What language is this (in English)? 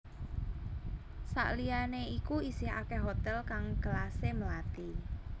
Javanese